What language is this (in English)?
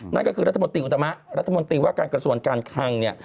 Thai